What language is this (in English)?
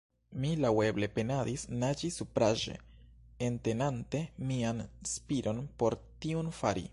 Esperanto